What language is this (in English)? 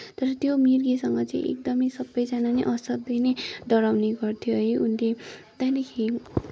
Nepali